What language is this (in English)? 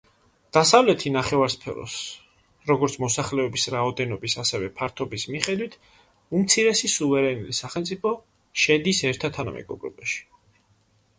Georgian